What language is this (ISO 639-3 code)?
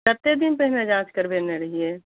mai